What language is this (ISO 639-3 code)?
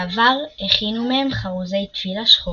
heb